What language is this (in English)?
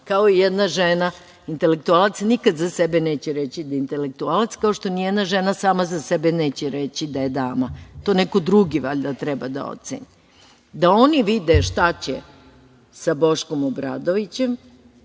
Serbian